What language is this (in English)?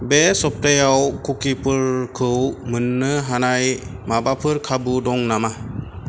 Bodo